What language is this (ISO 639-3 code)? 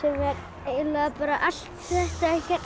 isl